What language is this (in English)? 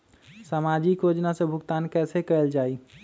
Magahi